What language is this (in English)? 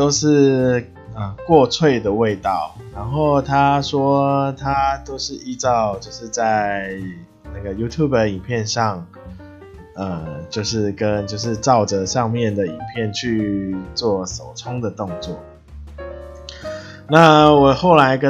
Chinese